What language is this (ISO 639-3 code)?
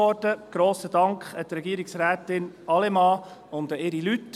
gsw